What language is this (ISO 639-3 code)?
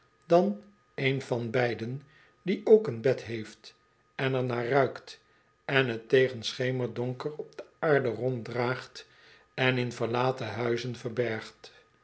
nld